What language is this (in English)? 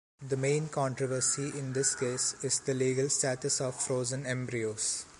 English